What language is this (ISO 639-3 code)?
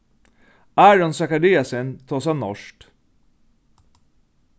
fao